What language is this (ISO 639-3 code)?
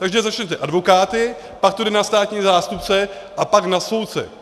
ces